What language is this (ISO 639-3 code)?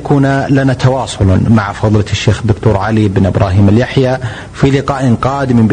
ara